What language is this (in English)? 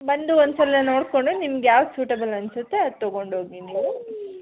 Kannada